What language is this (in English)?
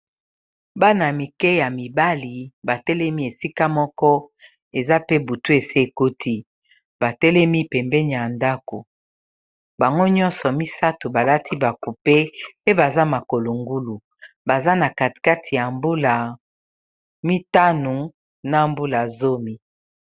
Lingala